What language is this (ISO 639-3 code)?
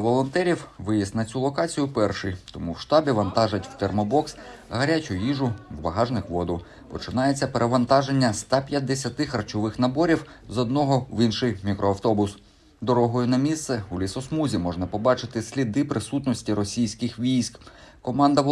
ukr